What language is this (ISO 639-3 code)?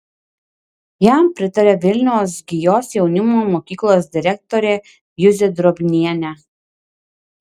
lit